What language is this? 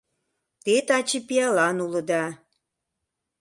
Mari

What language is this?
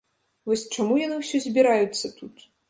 Belarusian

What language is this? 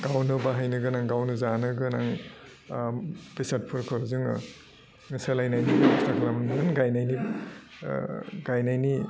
Bodo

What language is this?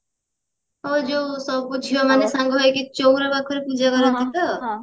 Odia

